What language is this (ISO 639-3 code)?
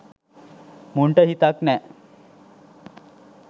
sin